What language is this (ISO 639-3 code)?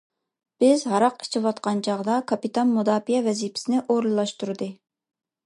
uig